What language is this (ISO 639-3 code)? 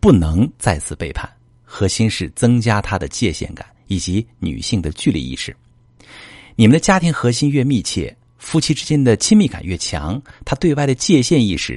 zho